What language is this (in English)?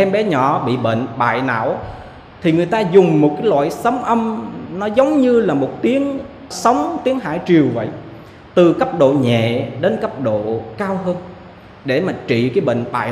Vietnamese